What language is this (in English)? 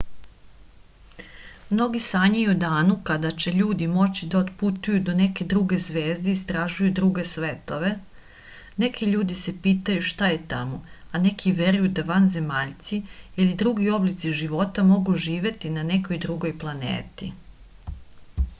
Serbian